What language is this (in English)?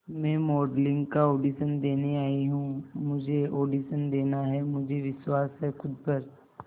Hindi